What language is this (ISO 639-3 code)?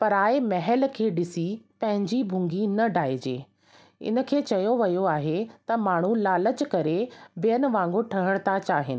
snd